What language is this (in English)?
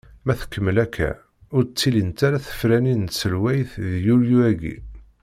Kabyle